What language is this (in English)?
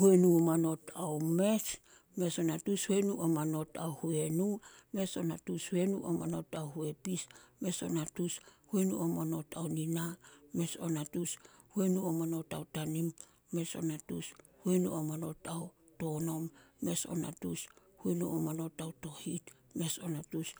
Solos